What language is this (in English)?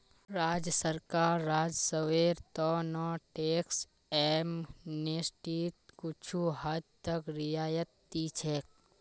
Magahi